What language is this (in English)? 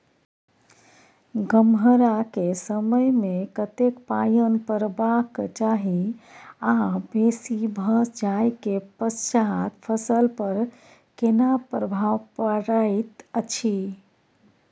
Maithili